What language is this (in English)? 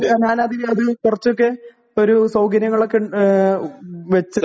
Malayalam